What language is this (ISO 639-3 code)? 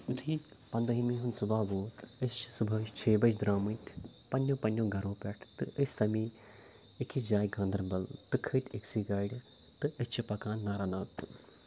kas